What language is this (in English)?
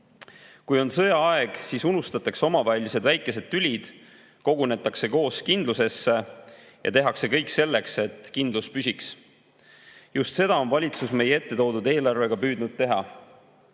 Estonian